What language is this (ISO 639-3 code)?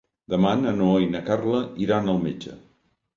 cat